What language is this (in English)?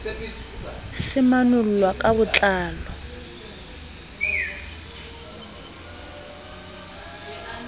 Southern Sotho